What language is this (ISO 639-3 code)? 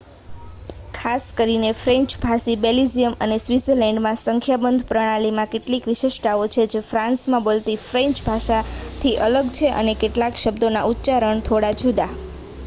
guj